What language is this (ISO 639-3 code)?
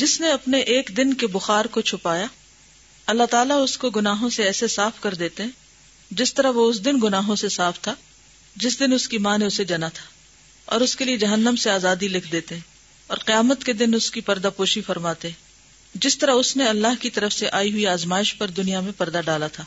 urd